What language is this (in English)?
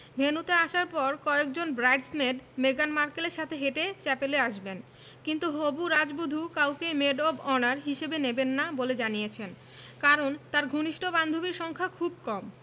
Bangla